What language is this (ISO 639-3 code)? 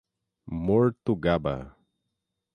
por